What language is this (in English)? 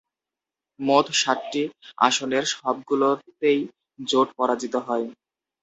Bangla